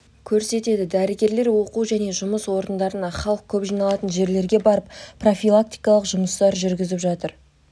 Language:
Kazakh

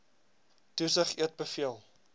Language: Afrikaans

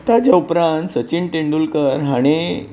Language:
Konkani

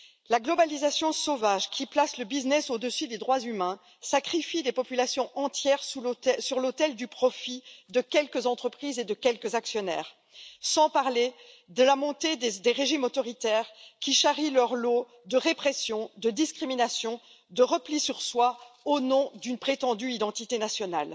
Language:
French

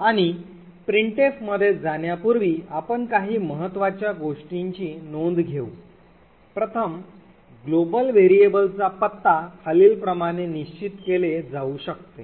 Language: Marathi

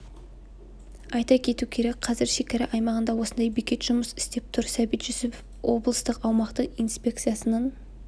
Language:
Kazakh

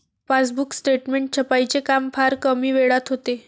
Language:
Marathi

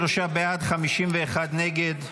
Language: Hebrew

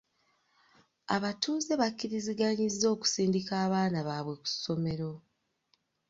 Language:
Ganda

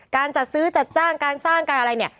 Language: Thai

